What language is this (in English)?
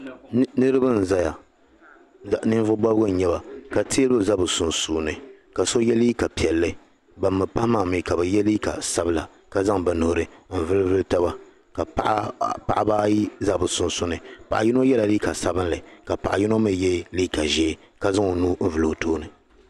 Dagbani